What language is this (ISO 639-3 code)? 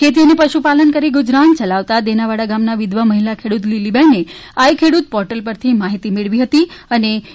guj